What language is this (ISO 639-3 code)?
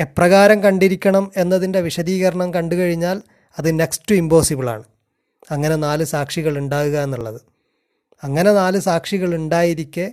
mal